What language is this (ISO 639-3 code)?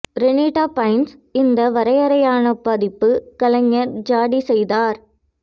tam